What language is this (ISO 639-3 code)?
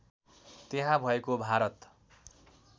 nep